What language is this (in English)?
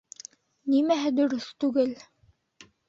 Bashkir